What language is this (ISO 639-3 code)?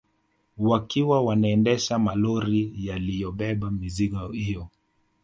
swa